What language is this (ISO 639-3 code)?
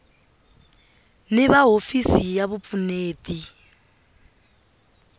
tso